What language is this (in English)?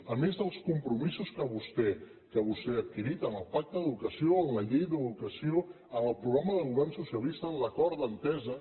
Catalan